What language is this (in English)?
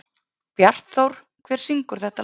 Icelandic